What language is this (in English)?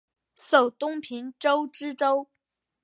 Chinese